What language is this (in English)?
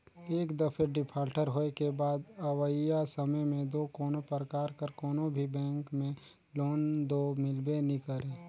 Chhattisgarhi